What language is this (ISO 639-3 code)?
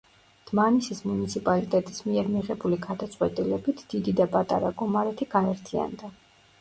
kat